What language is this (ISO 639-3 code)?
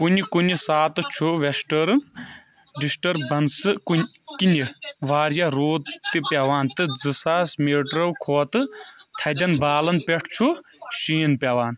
kas